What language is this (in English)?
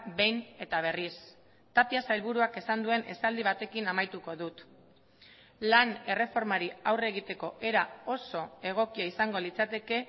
Basque